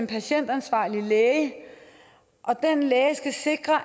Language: Danish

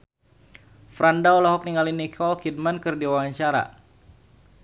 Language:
Sundanese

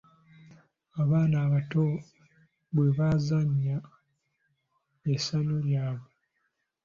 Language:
Ganda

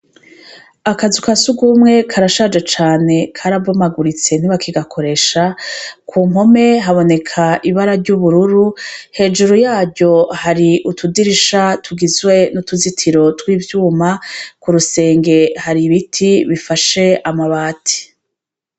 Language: Rundi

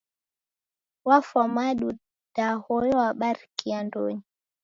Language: Taita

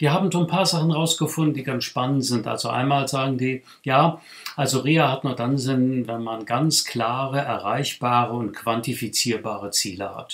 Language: German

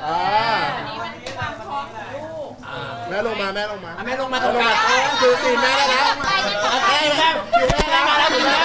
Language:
Thai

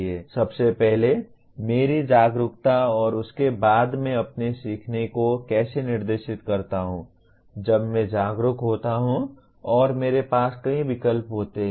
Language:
Hindi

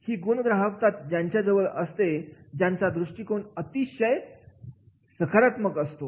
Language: Marathi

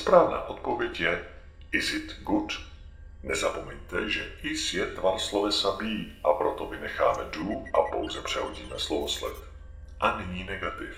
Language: Czech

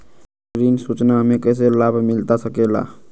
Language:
Magahi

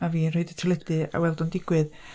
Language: Welsh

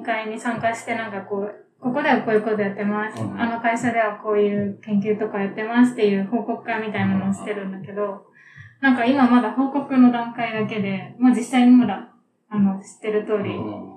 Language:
Japanese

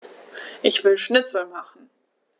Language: German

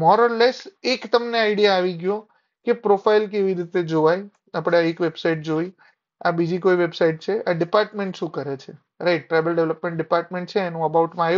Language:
Gujarati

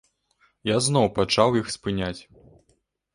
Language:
Belarusian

